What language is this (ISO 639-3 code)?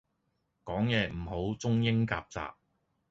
yue